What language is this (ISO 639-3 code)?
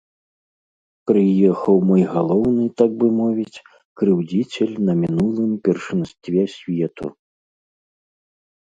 bel